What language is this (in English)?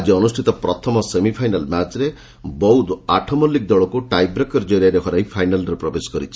Odia